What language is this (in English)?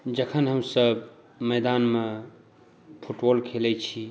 Maithili